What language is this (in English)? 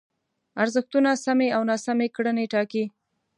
Pashto